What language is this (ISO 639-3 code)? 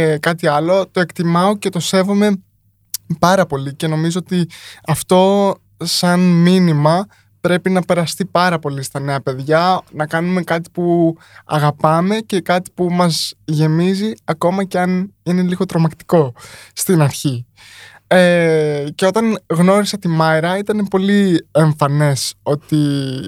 ell